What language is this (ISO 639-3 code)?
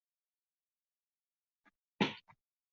zho